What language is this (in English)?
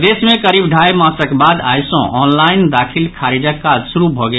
Maithili